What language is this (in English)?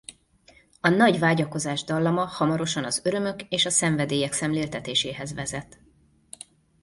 Hungarian